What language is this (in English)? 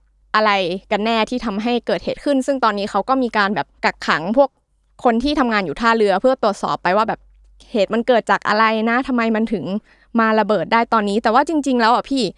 Thai